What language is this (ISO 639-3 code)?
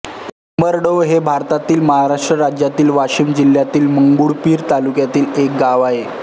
mar